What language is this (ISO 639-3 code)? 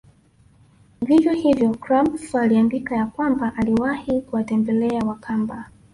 swa